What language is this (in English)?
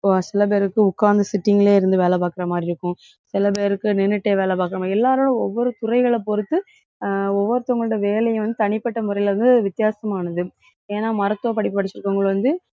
Tamil